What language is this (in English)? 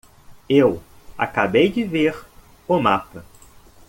Portuguese